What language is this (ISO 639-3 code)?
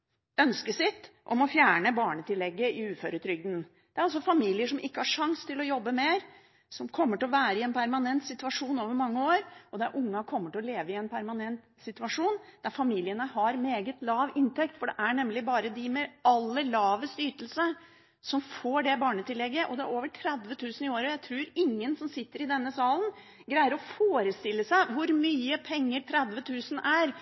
nob